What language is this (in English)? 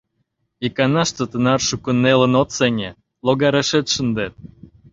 Mari